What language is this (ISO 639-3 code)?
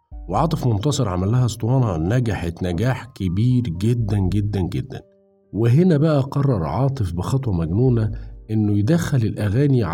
ara